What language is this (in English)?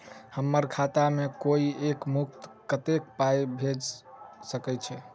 Maithili